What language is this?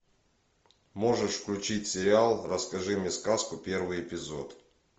Russian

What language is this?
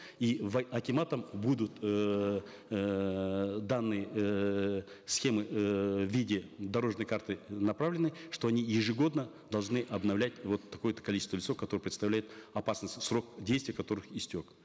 Kazakh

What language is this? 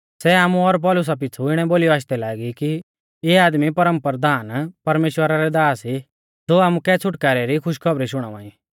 Mahasu Pahari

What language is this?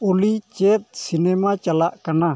Santali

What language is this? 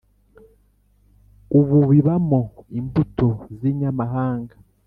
Kinyarwanda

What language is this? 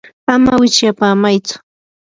Yanahuanca Pasco Quechua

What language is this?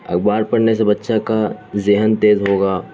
Urdu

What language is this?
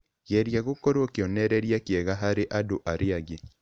Kikuyu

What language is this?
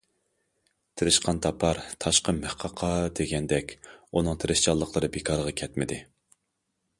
Uyghur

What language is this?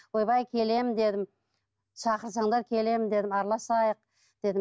Kazakh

